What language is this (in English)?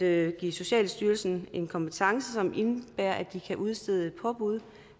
Danish